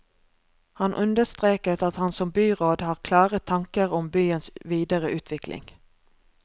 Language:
Norwegian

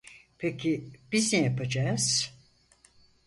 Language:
Turkish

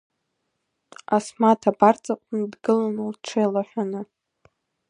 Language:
Abkhazian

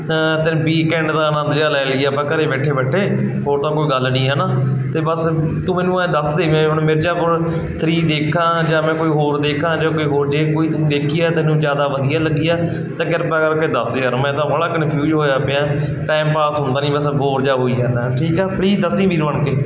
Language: Punjabi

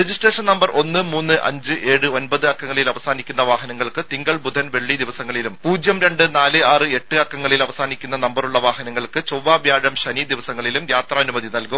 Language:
Malayalam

